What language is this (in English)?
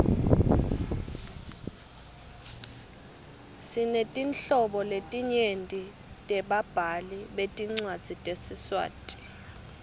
Swati